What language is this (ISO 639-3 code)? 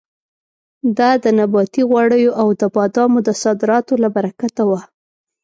pus